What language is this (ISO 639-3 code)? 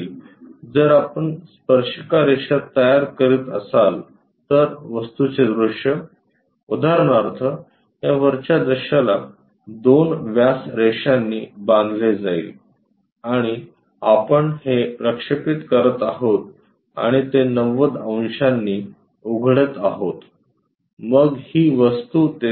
mar